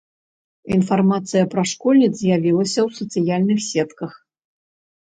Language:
Belarusian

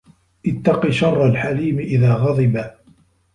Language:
Arabic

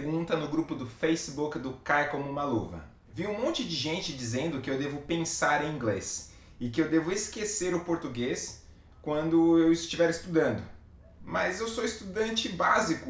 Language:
Portuguese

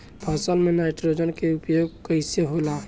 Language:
Bhojpuri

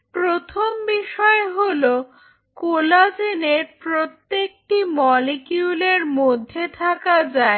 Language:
Bangla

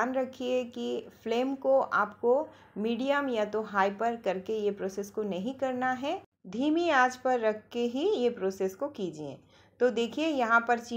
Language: Hindi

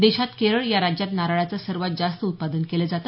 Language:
Marathi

